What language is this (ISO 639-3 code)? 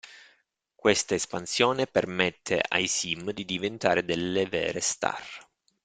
ita